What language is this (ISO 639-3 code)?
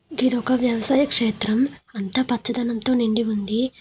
tel